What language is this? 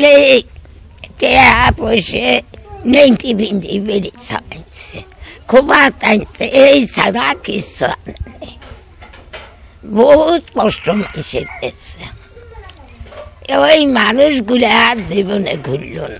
Arabic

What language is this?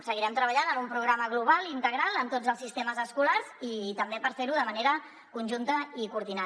Catalan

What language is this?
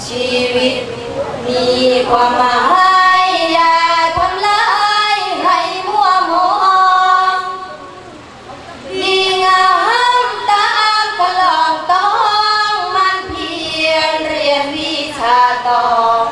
Thai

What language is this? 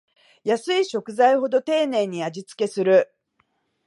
Japanese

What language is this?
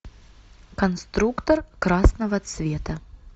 Russian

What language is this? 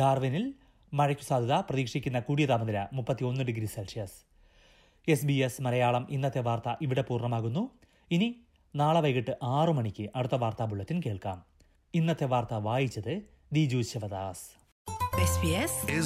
Malayalam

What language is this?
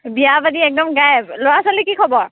Assamese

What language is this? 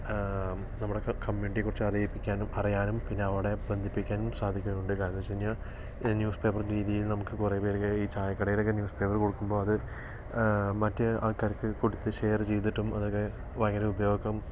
Malayalam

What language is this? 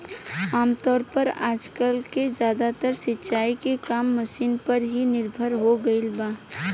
Bhojpuri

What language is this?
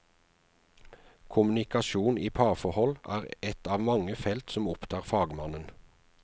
Norwegian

